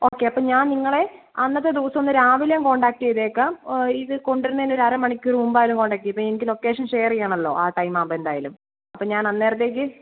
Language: Malayalam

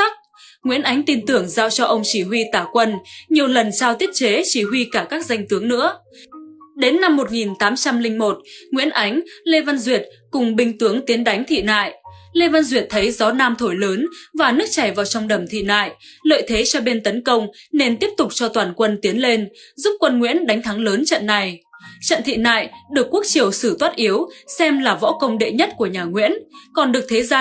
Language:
Vietnamese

